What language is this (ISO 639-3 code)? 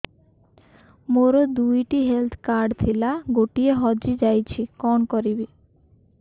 ori